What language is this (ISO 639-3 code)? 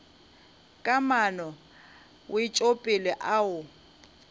nso